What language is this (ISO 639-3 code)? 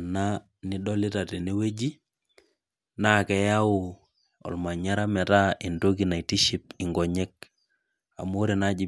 mas